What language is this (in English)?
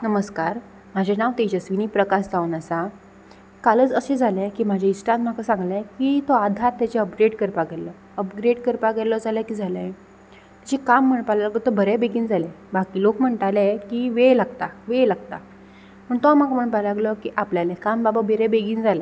Konkani